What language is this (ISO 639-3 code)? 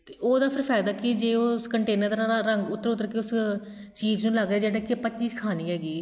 pan